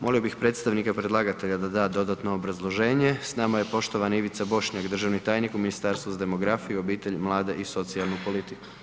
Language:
Croatian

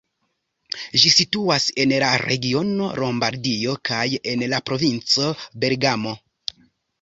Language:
Esperanto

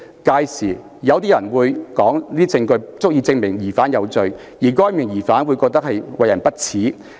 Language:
Cantonese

